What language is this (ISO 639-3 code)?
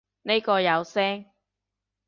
yue